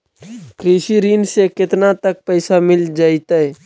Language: Magahi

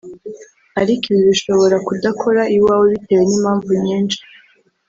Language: Kinyarwanda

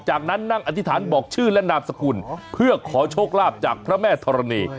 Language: Thai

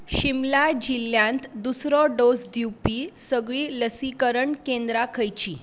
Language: Konkani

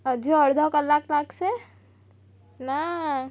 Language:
Gujarati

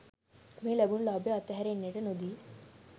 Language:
Sinhala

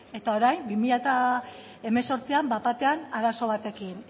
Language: Basque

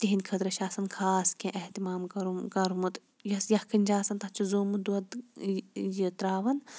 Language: Kashmiri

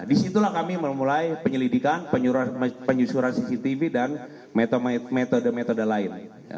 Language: Indonesian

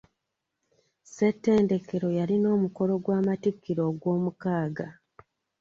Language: Ganda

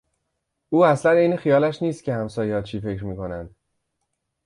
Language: Persian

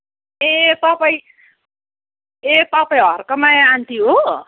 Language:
Nepali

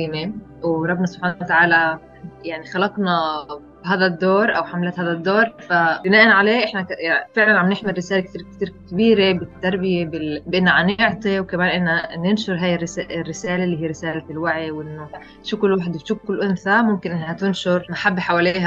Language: Arabic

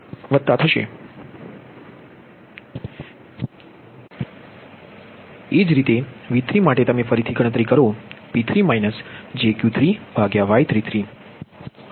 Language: Gujarati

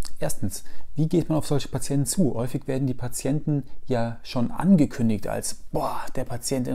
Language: German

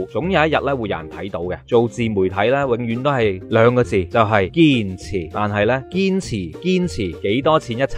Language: Chinese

